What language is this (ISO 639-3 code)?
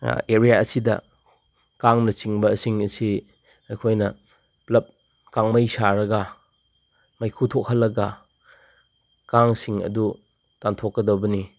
mni